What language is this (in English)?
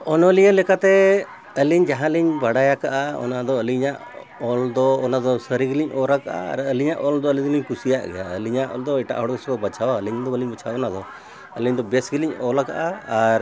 Santali